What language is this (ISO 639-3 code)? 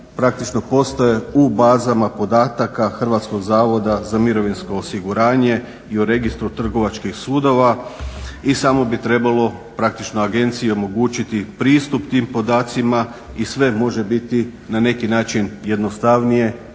hrv